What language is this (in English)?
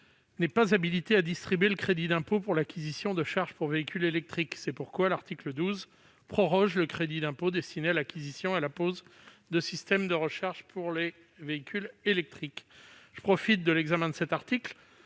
French